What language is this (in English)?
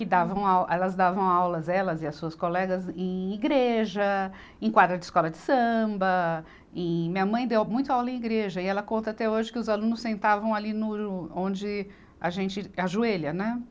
Portuguese